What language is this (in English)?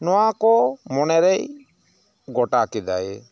Santali